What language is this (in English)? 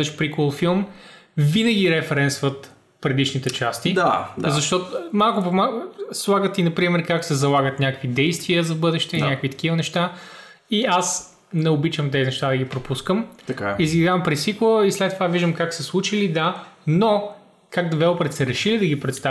Bulgarian